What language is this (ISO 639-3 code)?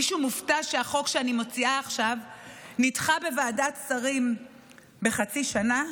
heb